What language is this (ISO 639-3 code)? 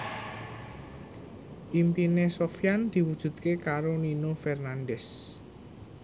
jav